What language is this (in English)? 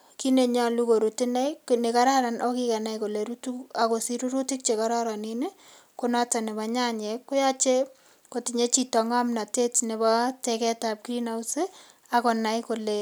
Kalenjin